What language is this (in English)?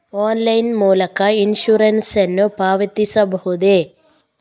Kannada